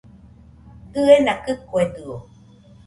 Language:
Nüpode Huitoto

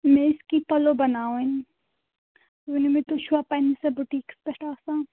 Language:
Kashmiri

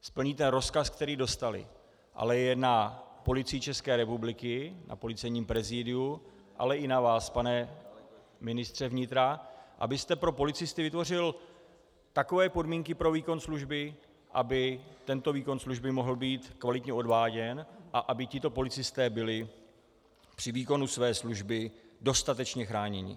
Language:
Czech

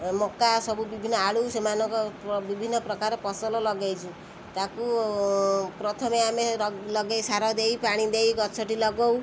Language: Odia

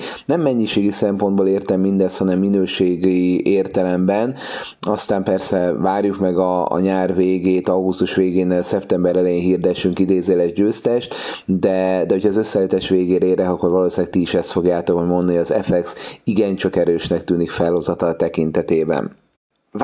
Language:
Hungarian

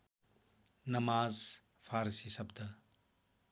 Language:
Nepali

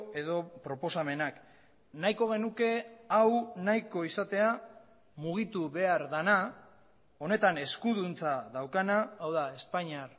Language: Basque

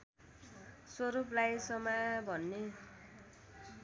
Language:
Nepali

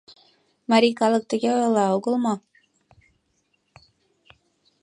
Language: Mari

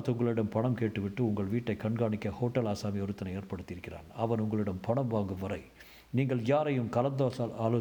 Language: Tamil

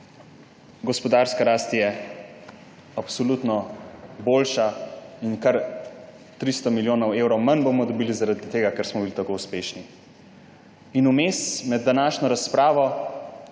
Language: Slovenian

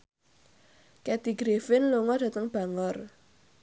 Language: Javanese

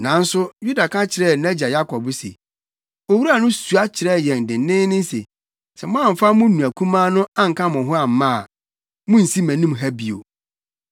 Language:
Akan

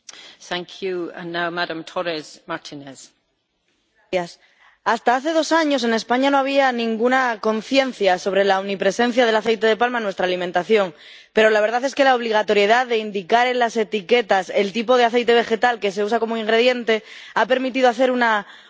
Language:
Spanish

